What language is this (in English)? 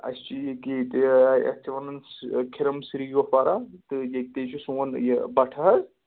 Kashmiri